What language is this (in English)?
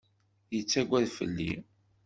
Kabyle